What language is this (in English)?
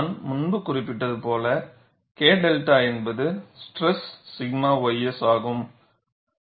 Tamil